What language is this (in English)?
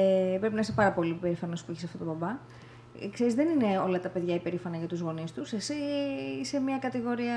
Greek